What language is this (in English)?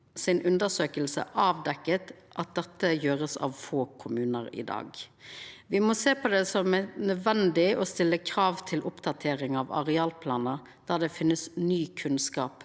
Norwegian